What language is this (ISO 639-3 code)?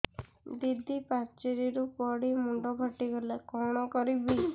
ori